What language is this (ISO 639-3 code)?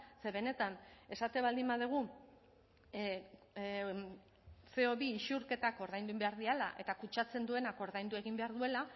eus